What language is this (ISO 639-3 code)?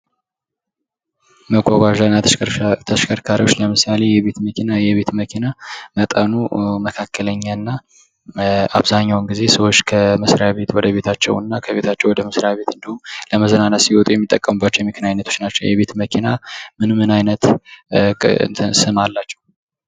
amh